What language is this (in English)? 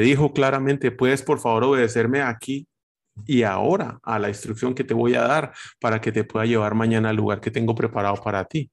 Spanish